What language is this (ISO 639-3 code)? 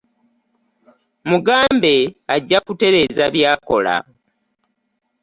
lug